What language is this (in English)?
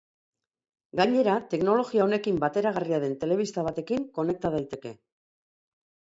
Basque